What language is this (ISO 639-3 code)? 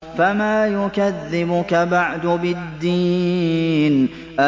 ara